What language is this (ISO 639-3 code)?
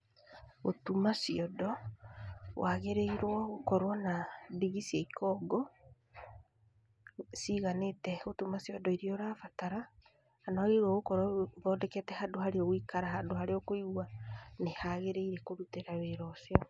kik